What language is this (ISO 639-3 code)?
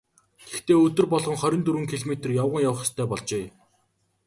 mon